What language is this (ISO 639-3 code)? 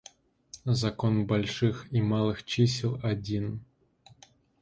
rus